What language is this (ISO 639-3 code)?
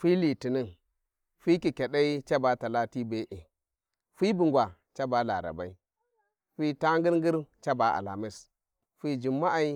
wji